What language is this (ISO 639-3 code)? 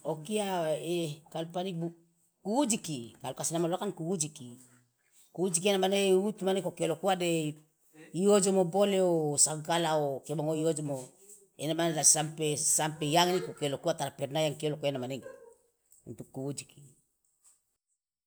loa